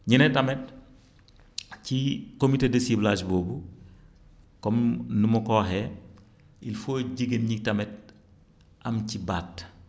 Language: Wolof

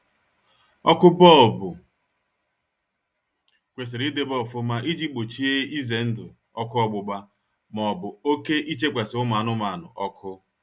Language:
Igbo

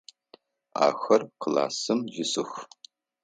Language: Adyghe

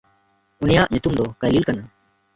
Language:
Santali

